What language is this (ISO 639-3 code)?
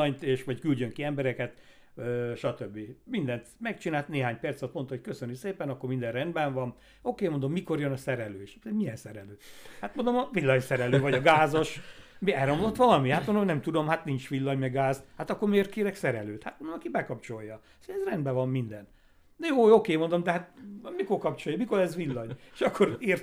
hun